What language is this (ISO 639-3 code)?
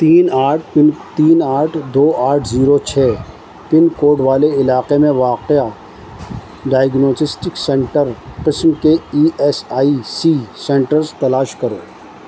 urd